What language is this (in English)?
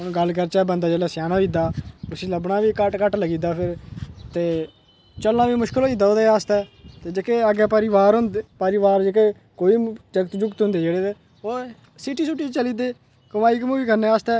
Dogri